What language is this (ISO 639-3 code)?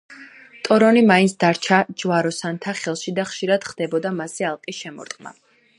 kat